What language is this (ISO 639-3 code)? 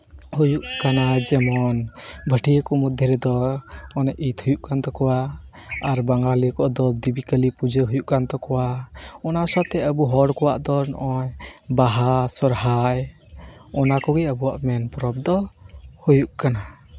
sat